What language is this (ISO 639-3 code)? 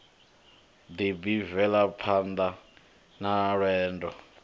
ven